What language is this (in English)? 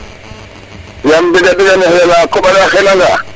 Serer